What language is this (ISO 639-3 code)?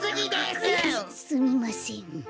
jpn